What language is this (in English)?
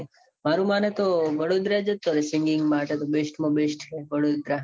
Gujarati